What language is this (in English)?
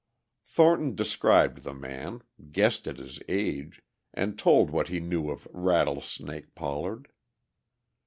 English